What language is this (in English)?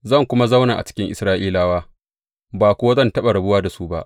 Hausa